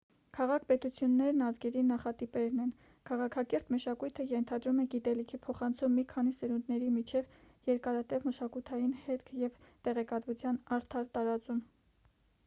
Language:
Armenian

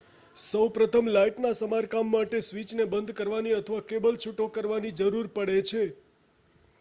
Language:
Gujarati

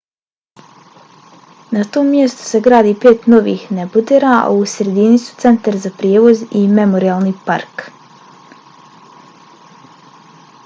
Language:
Bosnian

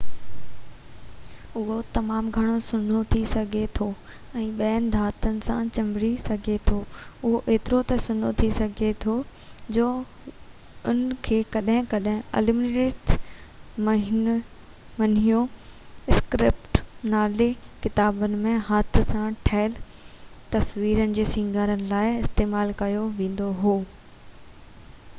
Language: Sindhi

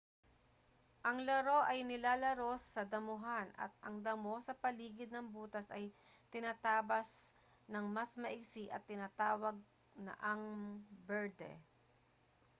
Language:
Filipino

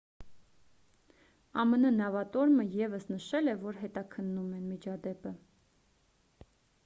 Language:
Armenian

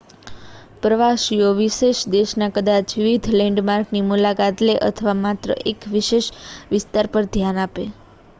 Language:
Gujarati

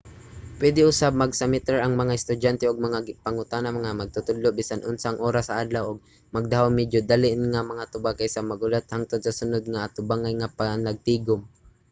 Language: Cebuano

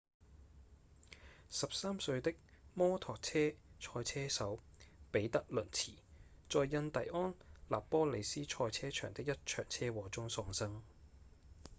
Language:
Cantonese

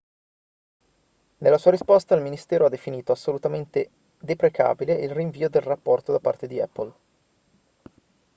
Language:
Italian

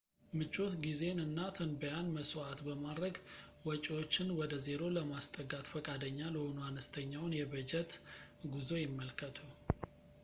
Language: Amharic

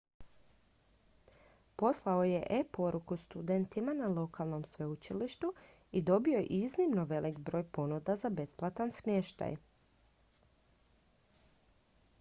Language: Croatian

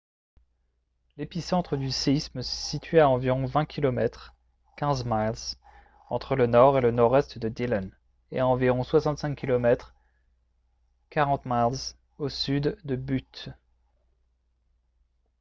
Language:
French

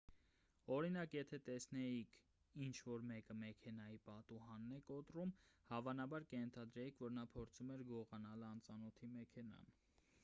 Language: Armenian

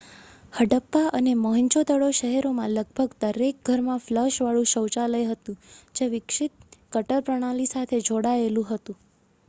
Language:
Gujarati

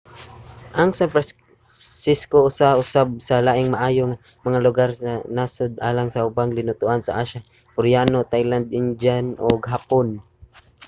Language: Cebuano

